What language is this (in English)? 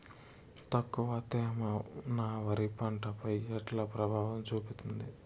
Telugu